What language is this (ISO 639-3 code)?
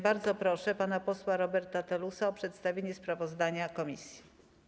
pol